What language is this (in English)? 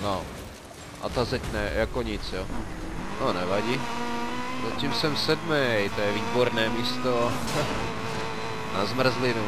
Czech